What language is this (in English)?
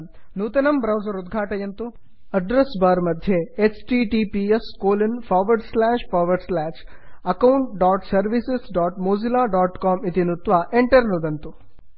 Sanskrit